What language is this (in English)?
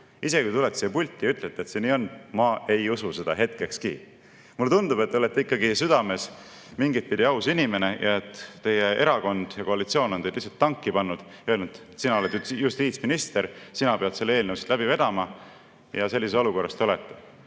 Estonian